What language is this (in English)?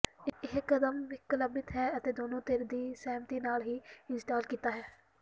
Punjabi